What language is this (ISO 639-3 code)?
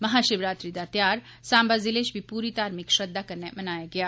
doi